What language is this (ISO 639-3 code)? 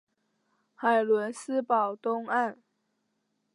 zho